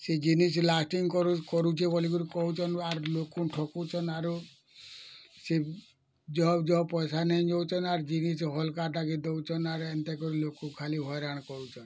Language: Odia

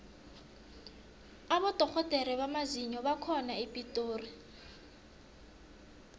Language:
South Ndebele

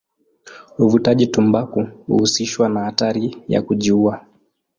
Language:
Swahili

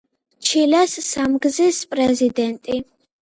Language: Georgian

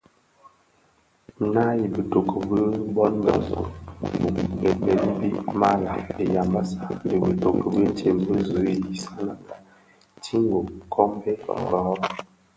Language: Bafia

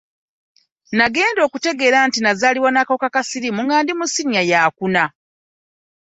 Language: Ganda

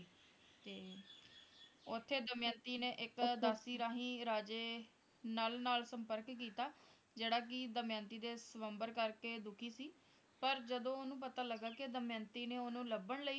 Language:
Punjabi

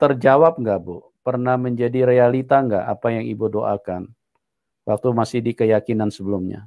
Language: Indonesian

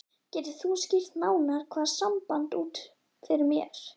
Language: Icelandic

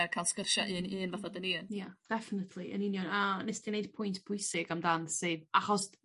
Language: Welsh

